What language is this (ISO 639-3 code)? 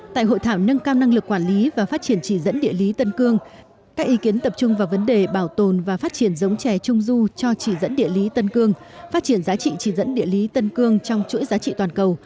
vie